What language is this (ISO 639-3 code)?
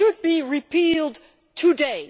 eng